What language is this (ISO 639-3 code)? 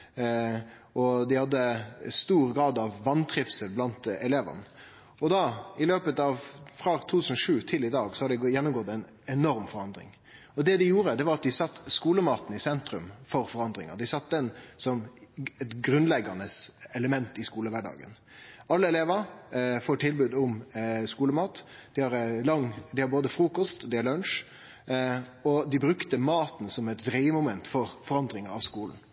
nno